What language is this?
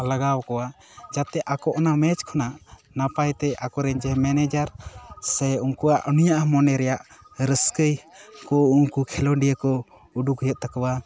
Santali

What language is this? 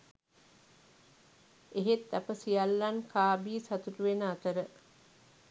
Sinhala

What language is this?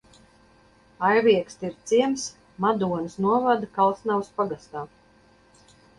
Latvian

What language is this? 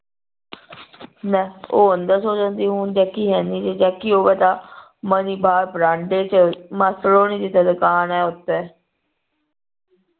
Punjabi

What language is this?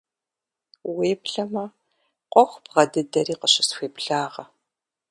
Kabardian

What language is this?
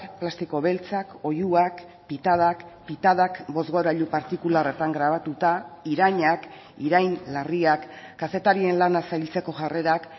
Basque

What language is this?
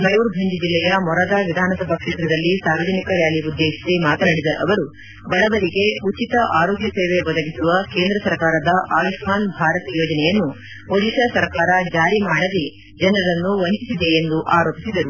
Kannada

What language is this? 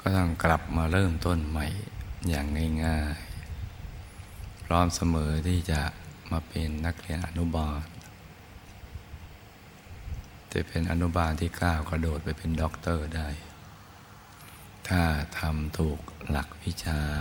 Thai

